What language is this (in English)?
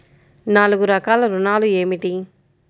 Telugu